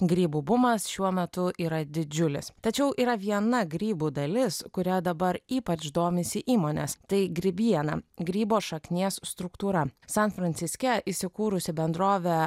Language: Lithuanian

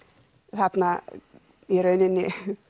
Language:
Icelandic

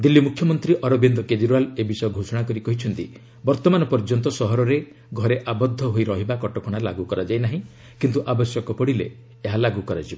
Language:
Odia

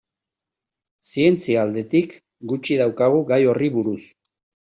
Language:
Basque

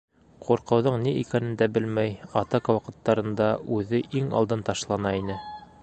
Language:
Bashkir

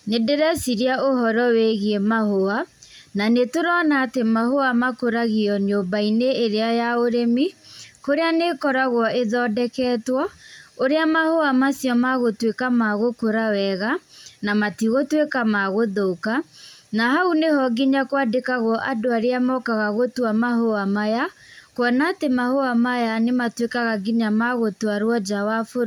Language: Kikuyu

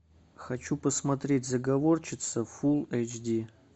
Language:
Russian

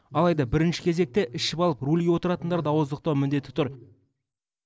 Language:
Kazakh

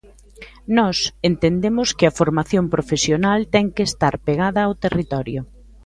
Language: Galician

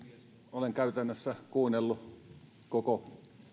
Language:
Finnish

